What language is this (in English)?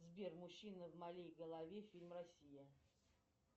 Russian